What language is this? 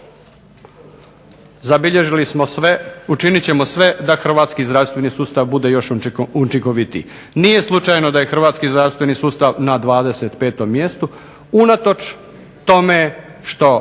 Croatian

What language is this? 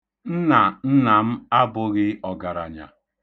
Igbo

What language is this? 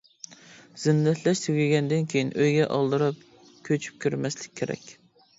Uyghur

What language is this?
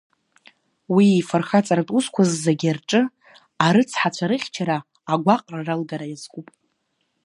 Abkhazian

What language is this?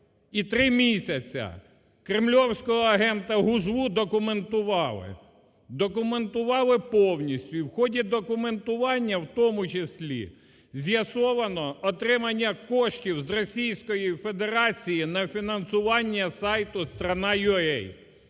Ukrainian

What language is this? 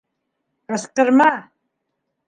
Bashkir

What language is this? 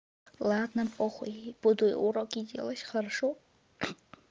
Russian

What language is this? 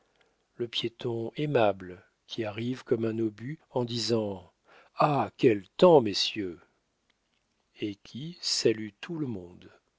French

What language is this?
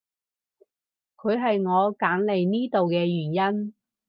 Cantonese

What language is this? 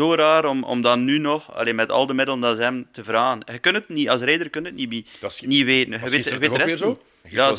Dutch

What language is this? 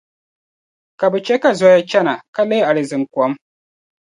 Dagbani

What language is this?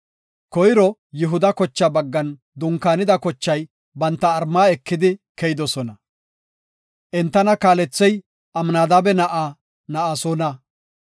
Gofa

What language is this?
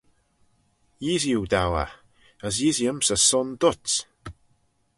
Manx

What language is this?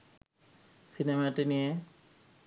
Bangla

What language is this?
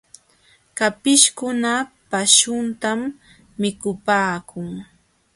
Jauja Wanca Quechua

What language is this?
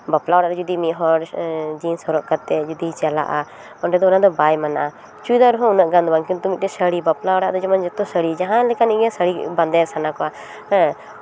Santali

